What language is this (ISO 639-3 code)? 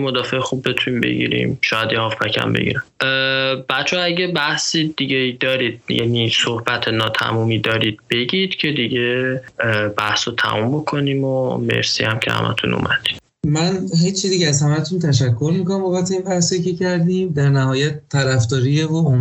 fas